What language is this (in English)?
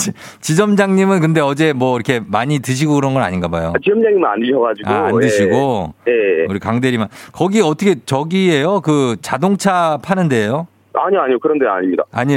Korean